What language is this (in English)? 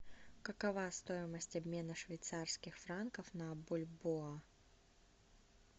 Russian